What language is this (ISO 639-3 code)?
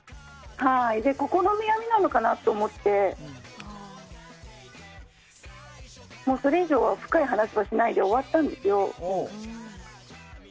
jpn